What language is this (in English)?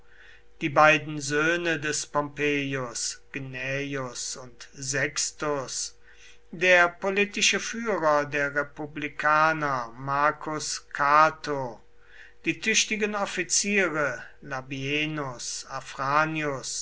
German